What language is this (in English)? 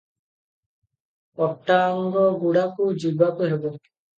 Odia